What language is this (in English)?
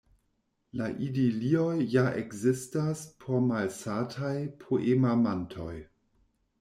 Esperanto